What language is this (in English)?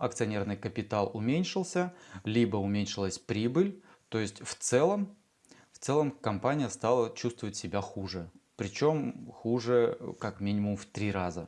Russian